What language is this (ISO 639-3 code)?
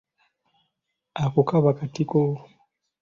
lug